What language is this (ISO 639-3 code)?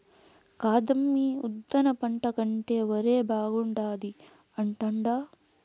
tel